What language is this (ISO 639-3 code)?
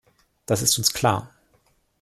deu